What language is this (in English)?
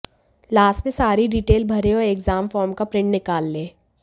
Hindi